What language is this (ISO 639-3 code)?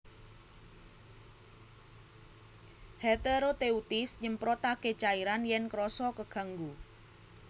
jav